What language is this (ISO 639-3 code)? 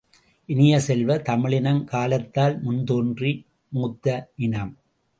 tam